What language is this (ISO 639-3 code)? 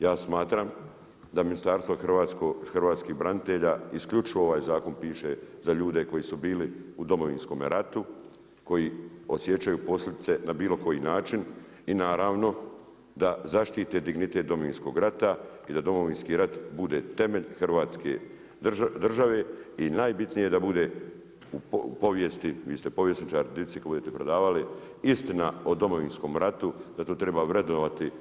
hrv